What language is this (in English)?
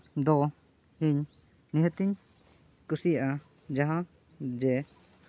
Santali